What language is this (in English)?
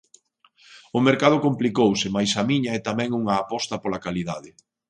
Galician